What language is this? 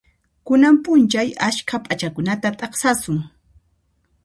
Puno Quechua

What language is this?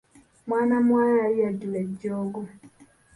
Ganda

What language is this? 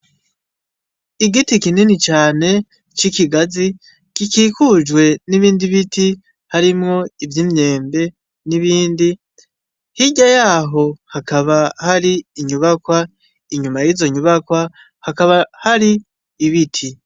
Rundi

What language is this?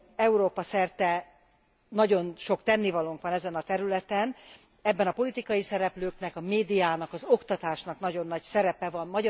Hungarian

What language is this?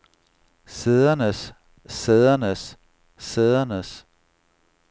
Danish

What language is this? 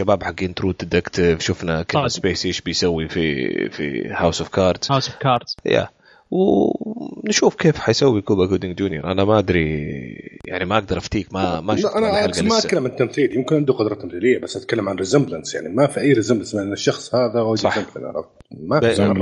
Arabic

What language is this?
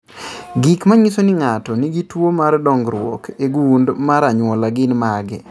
Luo (Kenya and Tanzania)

